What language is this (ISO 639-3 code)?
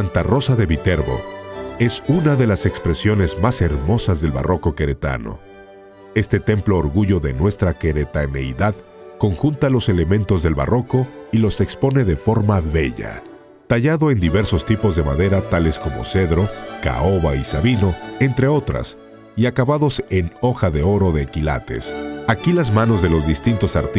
spa